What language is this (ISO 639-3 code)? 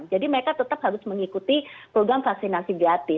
ind